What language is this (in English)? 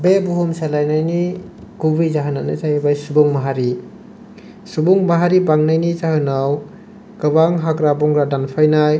Bodo